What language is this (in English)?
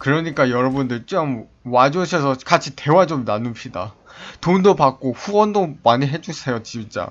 Korean